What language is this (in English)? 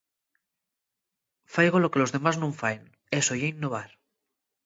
Asturian